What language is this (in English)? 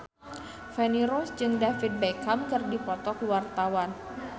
Sundanese